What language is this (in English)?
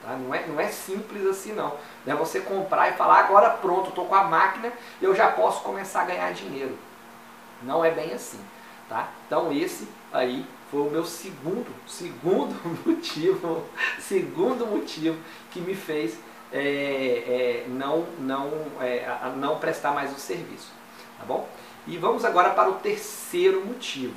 Portuguese